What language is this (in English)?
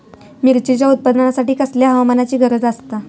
Marathi